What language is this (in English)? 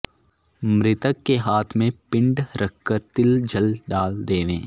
Sanskrit